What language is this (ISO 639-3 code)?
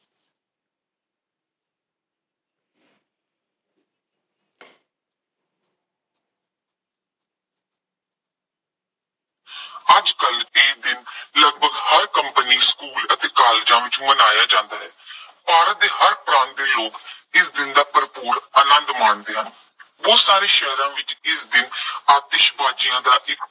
pan